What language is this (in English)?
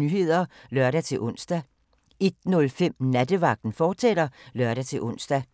Danish